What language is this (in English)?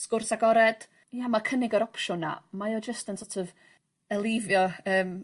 Welsh